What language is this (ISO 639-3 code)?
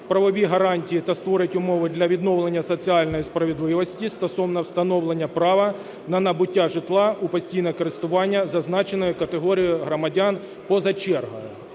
ukr